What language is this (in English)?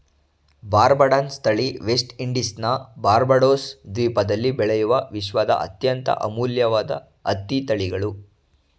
Kannada